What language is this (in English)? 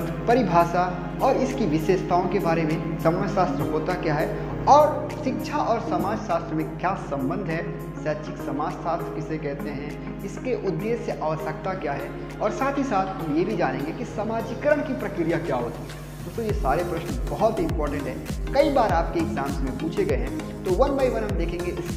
Hindi